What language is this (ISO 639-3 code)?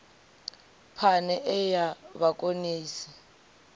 ven